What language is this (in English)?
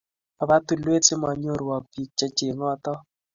Kalenjin